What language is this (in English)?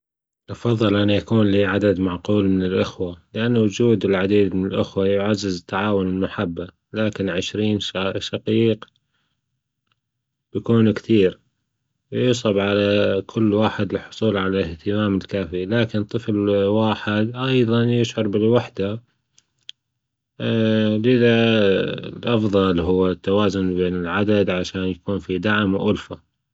Gulf Arabic